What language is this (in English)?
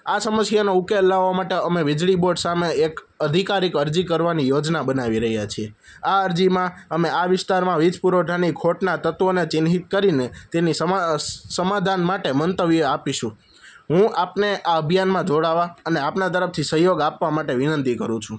Gujarati